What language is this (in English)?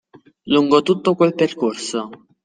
Italian